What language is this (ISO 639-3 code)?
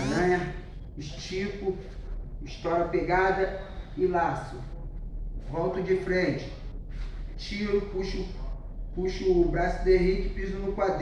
por